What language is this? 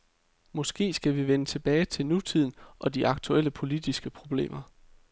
Danish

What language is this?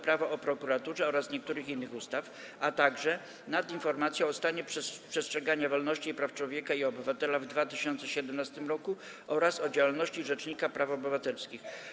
Polish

